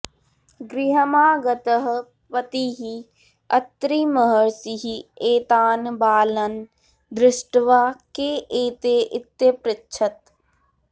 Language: Sanskrit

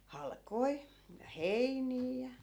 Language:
Finnish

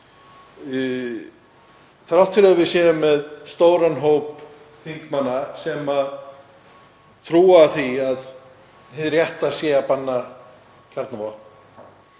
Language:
Icelandic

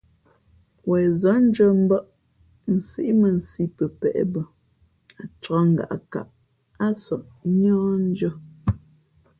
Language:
Fe'fe'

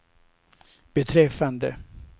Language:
Swedish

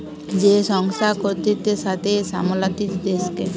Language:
Bangla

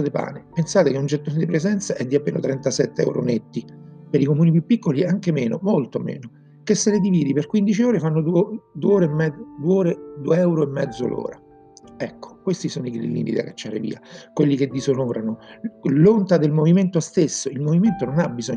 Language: Italian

